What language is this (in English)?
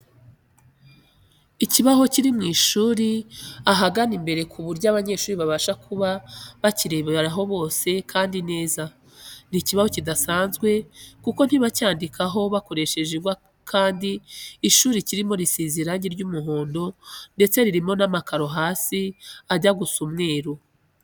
Kinyarwanda